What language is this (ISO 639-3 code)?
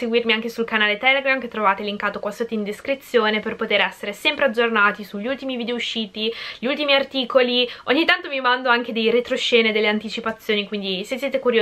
ita